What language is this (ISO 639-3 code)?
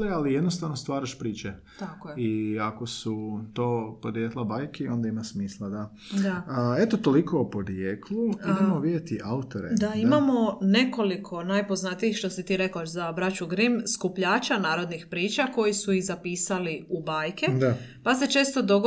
hrv